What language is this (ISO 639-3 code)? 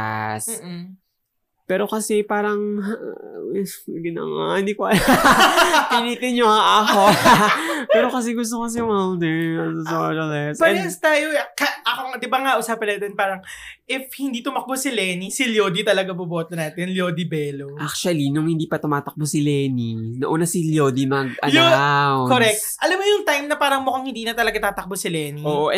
fil